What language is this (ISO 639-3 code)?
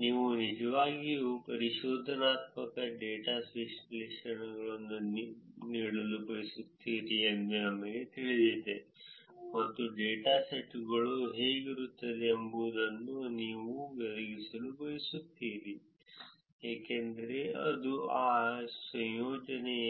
kan